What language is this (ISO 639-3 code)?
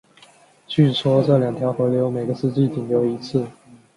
zho